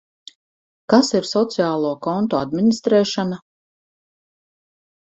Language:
Latvian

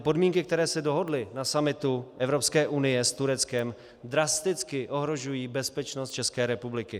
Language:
Czech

